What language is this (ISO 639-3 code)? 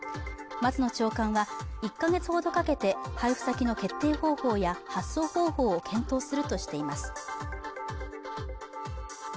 jpn